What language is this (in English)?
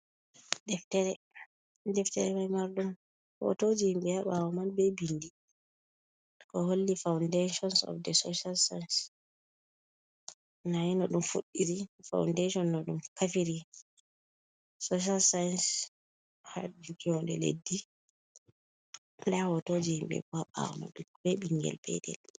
Fula